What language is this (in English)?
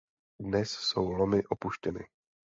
Czech